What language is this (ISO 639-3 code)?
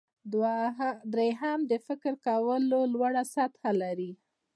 pus